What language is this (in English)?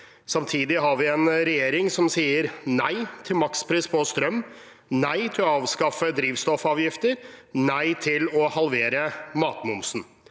Norwegian